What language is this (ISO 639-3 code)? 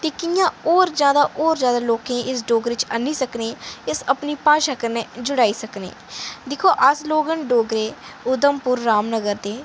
doi